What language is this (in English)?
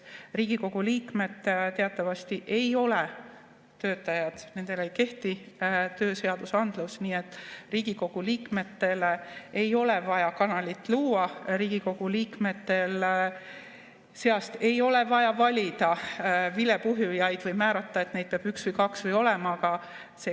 Estonian